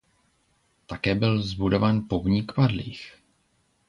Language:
Czech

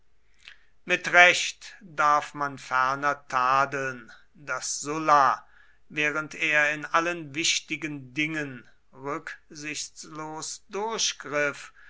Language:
German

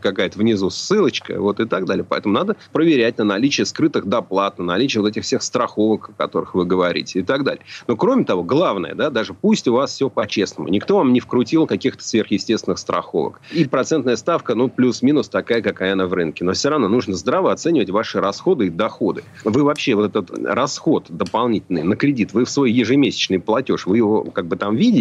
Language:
Russian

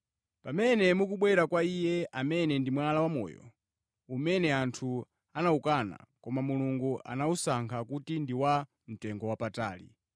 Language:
Nyanja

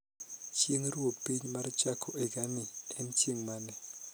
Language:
Luo (Kenya and Tanzania)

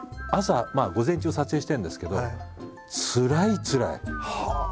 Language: Japanese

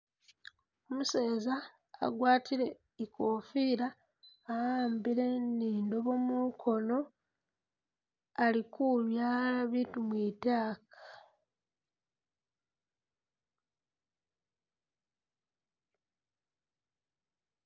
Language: Masaaba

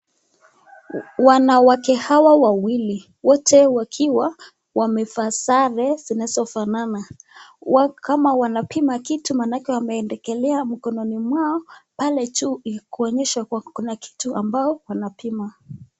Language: Swahili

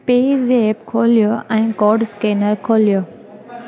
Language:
Sindhi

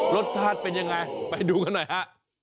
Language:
Thai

